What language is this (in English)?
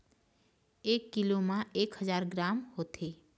Chhattisgarhi